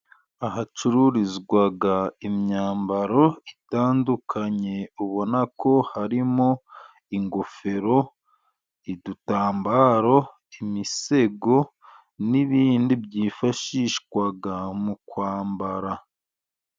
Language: Kinyarwanda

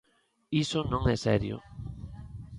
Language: Galician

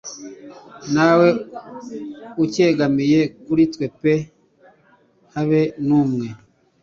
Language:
Kinyarwanda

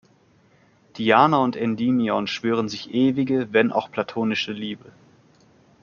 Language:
German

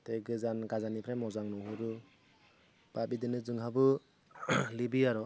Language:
Bodo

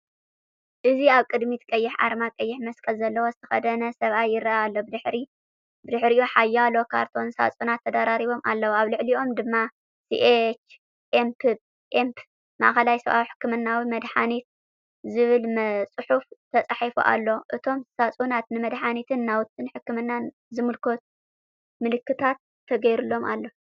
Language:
Tigrinya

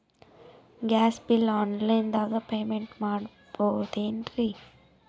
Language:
Kannada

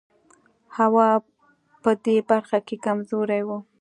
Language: Pashto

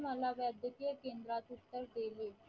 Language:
Marathi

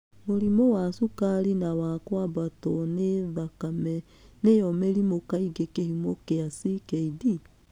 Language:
Kikuyu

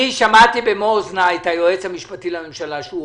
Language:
Hebrew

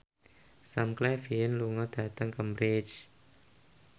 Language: Javanese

